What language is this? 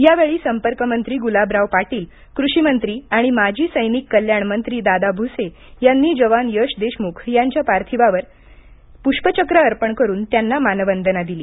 Marathi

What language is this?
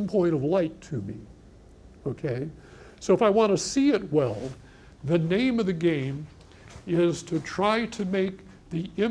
English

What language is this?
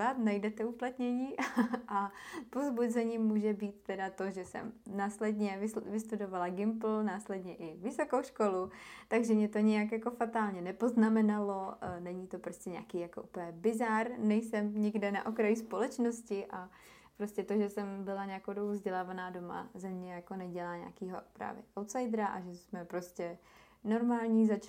Czech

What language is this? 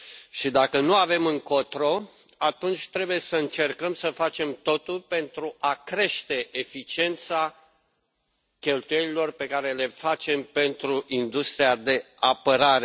Romanian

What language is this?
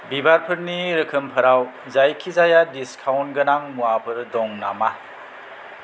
Bodo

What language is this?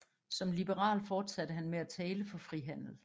Danish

